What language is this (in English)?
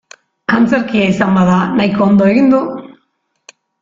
Basque